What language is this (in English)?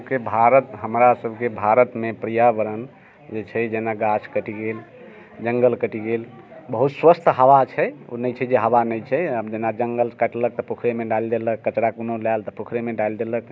Maithili